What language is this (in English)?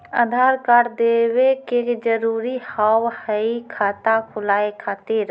Maithili